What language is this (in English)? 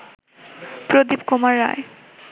Bangla